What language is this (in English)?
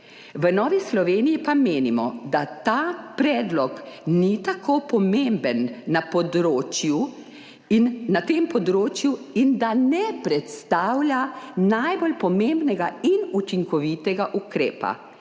Slovenian